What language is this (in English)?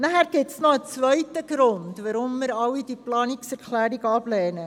Swiss German